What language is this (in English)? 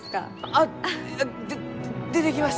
Japanese